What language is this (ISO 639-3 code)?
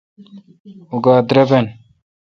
xka